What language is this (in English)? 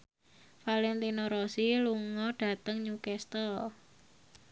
Javanese